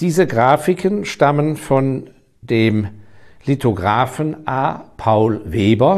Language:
German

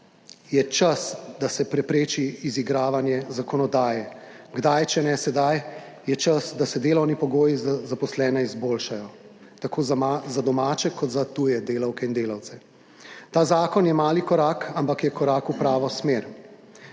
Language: Slovenian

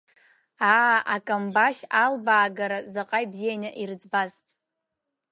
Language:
Abkhazian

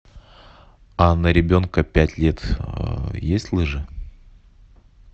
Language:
Russian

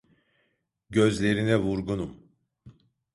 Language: Turkish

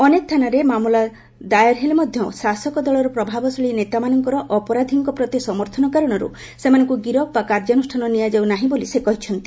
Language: Odia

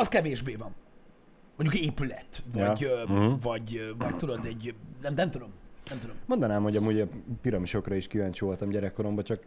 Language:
Hungarian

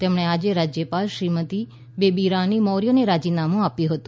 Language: Gujarati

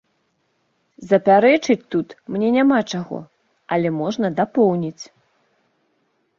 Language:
Belarusian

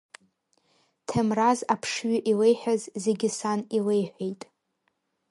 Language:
Abkhazian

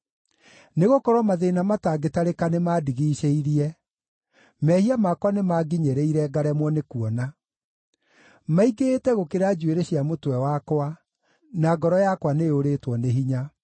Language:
Kikuyu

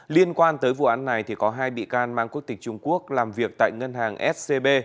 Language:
Vietnamese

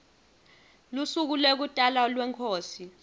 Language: Swati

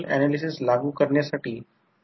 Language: Marathi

